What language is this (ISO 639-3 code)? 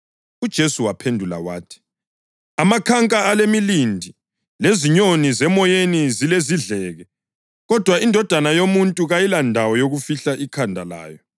nde